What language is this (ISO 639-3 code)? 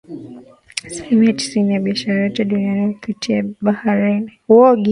swa